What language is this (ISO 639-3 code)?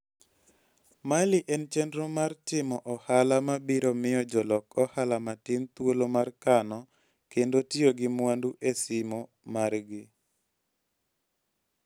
luo